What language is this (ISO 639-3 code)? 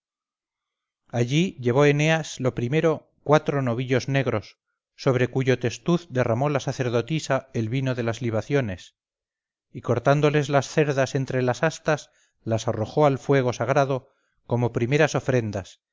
spa